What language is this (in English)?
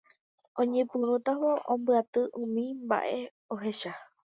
Guarani